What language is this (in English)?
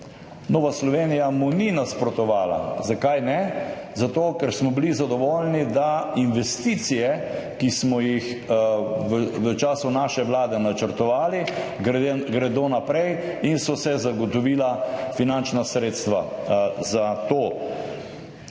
Slovenian